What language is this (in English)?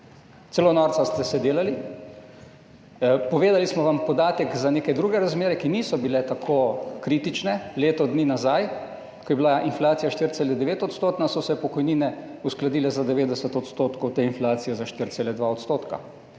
Slovenian